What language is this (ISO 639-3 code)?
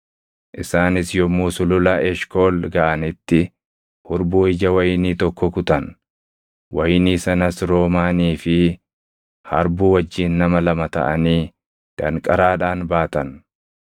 orm